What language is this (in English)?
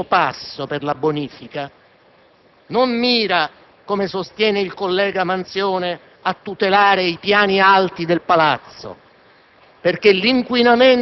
Italian